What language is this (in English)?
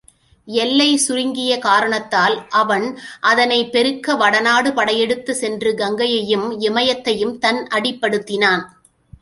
Tamil